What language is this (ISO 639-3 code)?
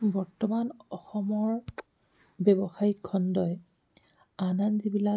asm